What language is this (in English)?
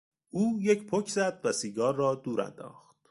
Persian